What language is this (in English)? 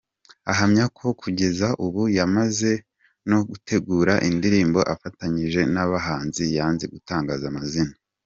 Kinyarwanda